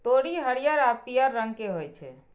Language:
Maithili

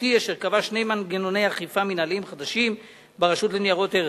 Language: Hebrew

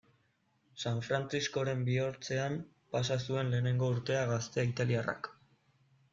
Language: Basque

